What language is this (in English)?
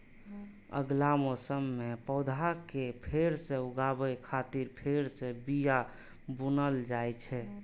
Maithili